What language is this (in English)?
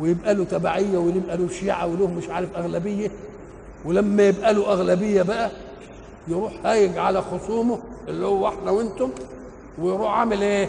Arabic